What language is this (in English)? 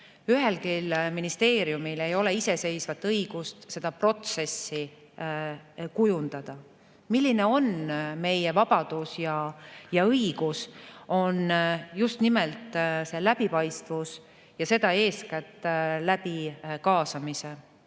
Estonian